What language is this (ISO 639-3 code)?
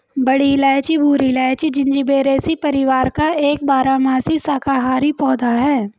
hin